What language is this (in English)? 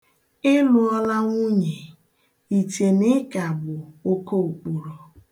Igbo